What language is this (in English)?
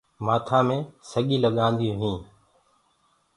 Gurgula